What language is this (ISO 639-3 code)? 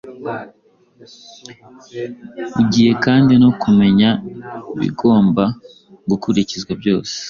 kin